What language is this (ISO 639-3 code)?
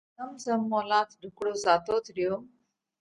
kvx